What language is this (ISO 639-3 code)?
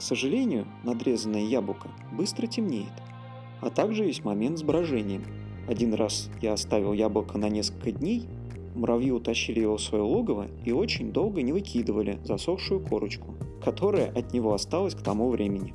rus